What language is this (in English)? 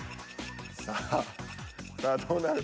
Japanese